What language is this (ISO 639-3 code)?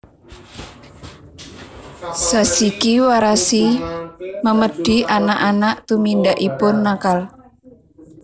jav